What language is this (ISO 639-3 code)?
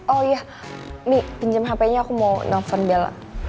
ind